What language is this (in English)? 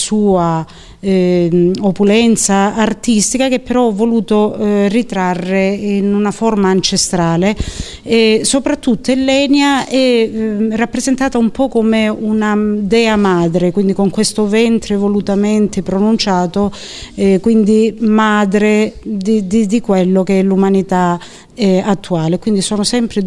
Italian